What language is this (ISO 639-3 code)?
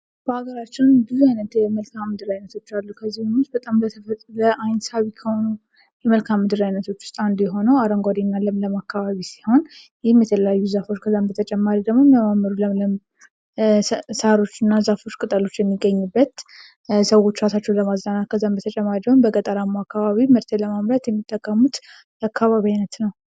amh